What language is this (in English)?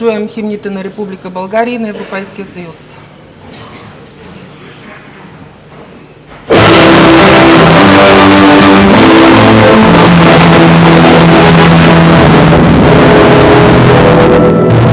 Bulgarian